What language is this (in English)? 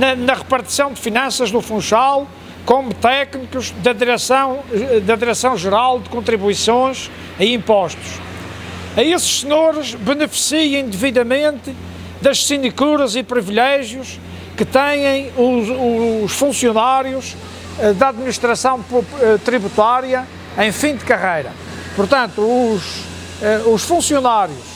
Portuguese